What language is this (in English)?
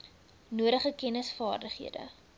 Afrikaans